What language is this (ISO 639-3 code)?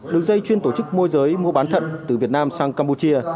vie